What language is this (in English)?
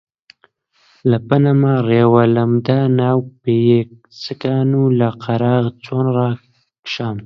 Central Kurdish